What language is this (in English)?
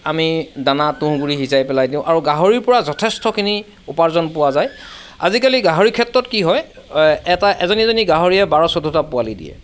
Assamese